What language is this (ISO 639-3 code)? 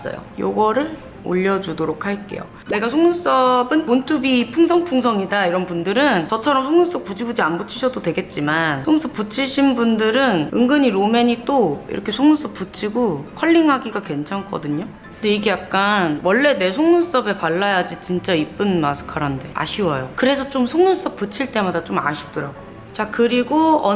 kor